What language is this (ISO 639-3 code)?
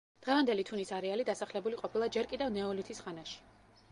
kat